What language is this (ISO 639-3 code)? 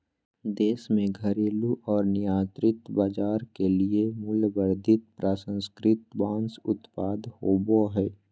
mag